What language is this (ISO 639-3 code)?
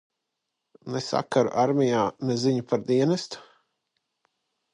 lav